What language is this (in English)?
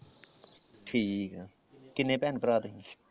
Punjabi